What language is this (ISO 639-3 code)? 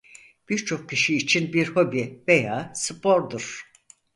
tur